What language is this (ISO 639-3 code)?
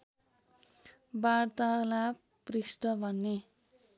nep